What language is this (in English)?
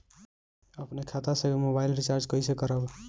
Bhojpuri